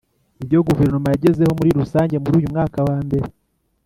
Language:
Kinyarwanda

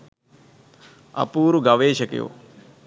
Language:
Sinhala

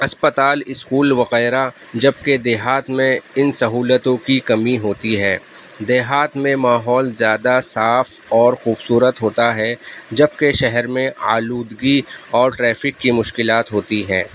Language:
Urdu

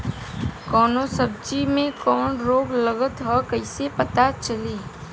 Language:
Bhojpuri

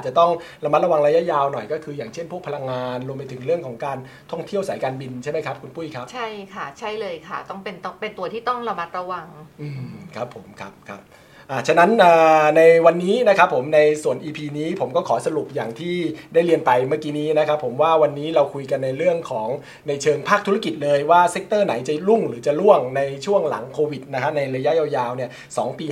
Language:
Thai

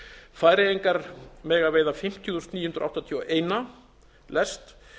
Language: Icelandic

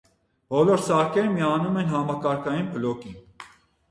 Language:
Armenian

